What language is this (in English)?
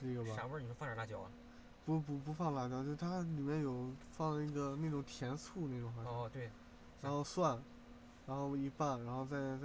Chinese